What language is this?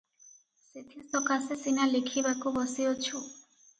Odia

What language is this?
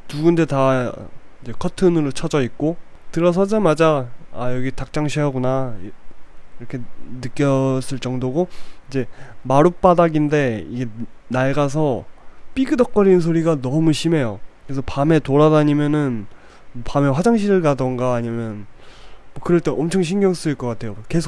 Korean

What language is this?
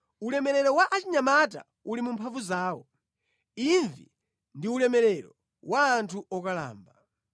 Nyanja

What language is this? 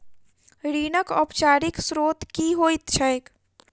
Maithili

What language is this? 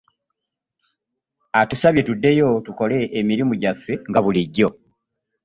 Ganda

